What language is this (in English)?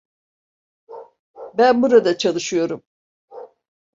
Turkish